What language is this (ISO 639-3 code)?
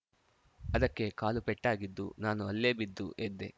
kan